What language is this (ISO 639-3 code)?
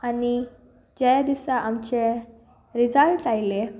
kok